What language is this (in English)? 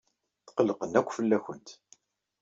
Kabyle